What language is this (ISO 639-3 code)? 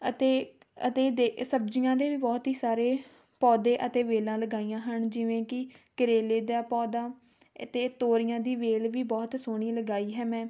pan